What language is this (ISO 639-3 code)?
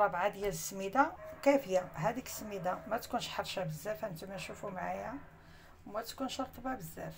ara